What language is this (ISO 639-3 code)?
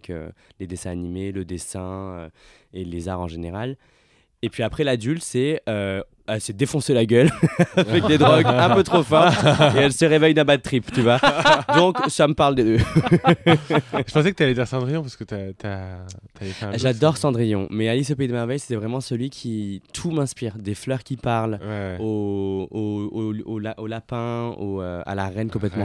fra